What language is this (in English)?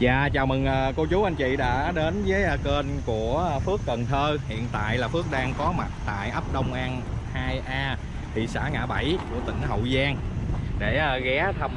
Vietnamese